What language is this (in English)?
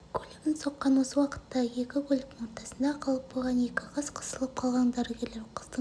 Kazakh